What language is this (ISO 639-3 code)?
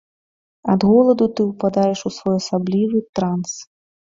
bel